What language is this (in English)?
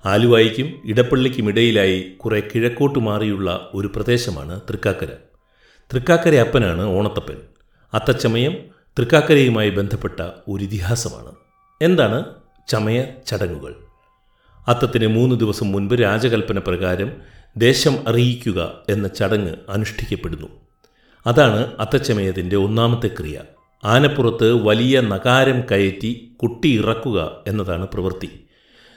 Malayalam